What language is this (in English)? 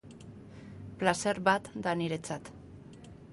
Basque